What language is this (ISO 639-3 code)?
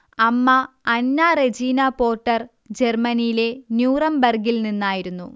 mal